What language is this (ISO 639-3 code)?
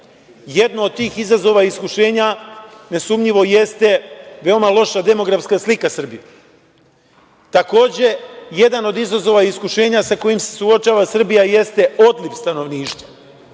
srp